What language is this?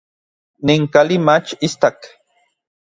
Orizaba Nahuatl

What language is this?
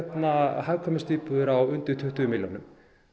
Icelandic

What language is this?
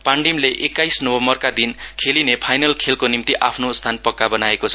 Nepali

